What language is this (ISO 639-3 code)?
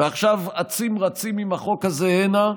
heb